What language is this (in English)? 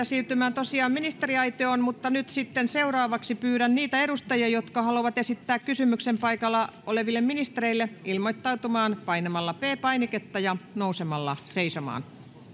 Finnish